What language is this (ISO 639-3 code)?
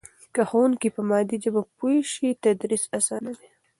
pus